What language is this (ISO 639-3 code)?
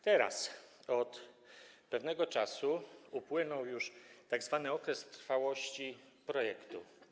pol